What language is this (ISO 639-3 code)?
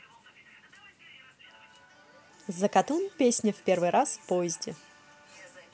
rus